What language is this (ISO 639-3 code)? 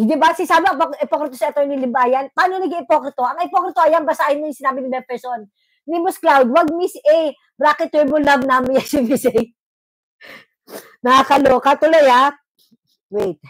fil